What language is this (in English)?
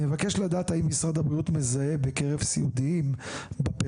Hebrew